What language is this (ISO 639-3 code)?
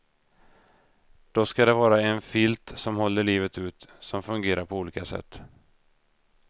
swe